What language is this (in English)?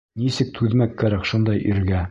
Bashkir